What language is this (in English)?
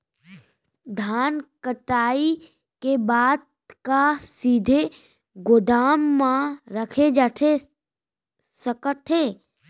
Chhattisgarhi